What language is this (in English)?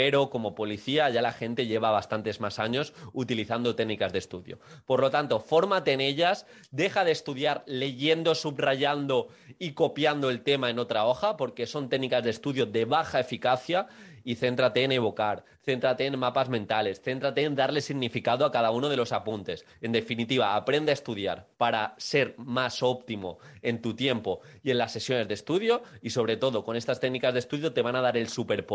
Spanish